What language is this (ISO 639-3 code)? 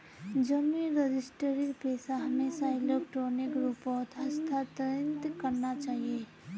mag